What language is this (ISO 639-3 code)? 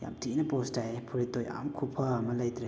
mni